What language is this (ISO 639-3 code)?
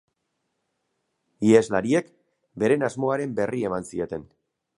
eus